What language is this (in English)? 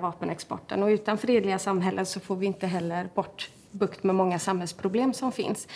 Swedish